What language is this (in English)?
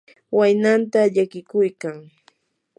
Yanahuanca Pasco Quechua